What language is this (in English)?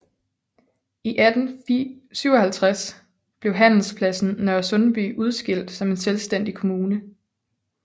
Danish